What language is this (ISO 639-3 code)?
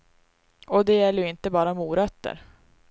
swe